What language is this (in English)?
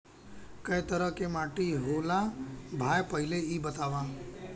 Bhojpuri